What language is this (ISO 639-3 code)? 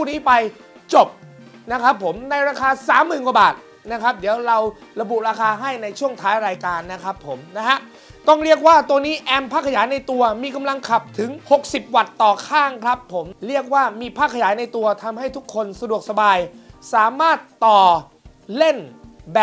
tha